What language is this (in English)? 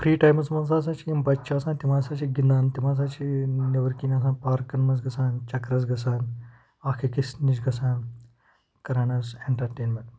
Kashmiri